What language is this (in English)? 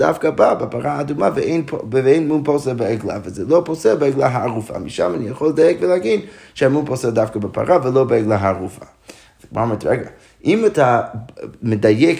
Hebrew